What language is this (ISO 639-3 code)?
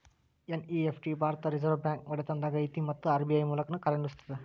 kan